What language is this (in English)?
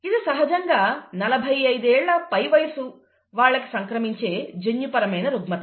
Telugu